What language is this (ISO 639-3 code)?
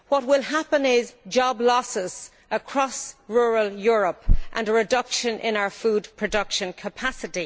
eng